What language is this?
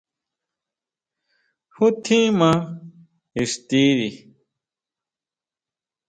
Huautla Mazatec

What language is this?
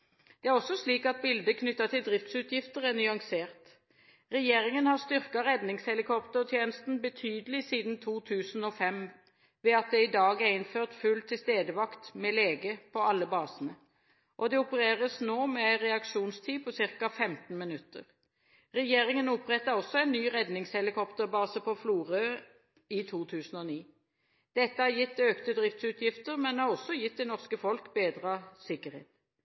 Norwegian Bokmål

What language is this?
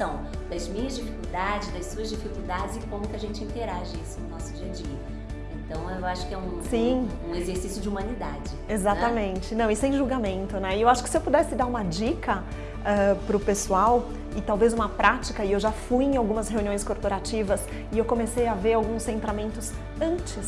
Portuguese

